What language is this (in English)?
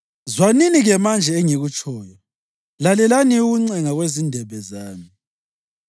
North Ndebele